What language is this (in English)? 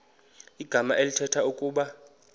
Xhosa